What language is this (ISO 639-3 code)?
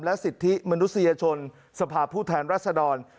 tha